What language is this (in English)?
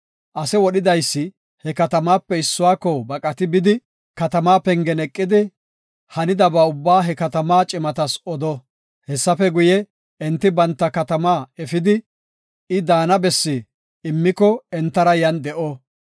Gofa